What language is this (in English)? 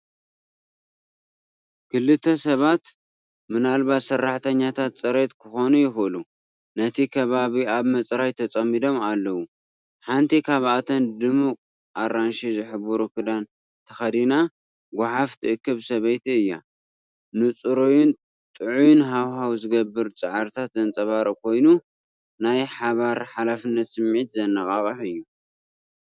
Tigrinya